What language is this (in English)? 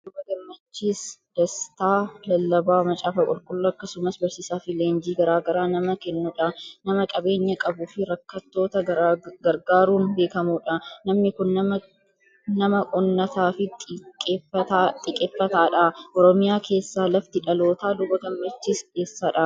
Oromo